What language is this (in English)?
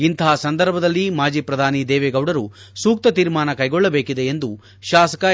Kannada